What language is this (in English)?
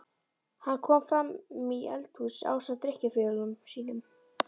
Icelandic